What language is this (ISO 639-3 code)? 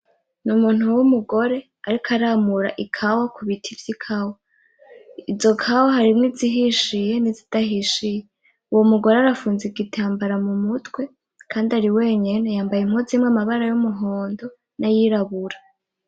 run